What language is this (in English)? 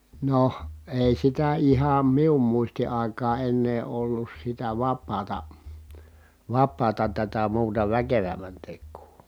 Finnish